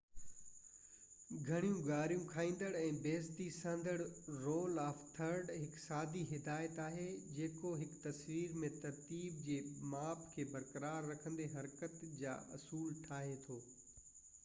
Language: Sindhi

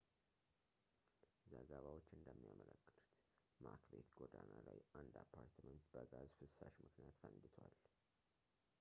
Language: Amharic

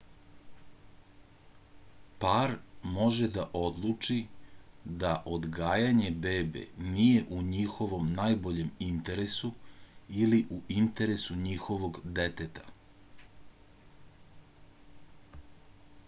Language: Serbian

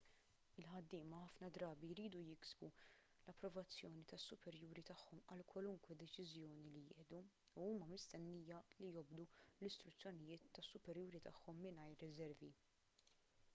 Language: Maltese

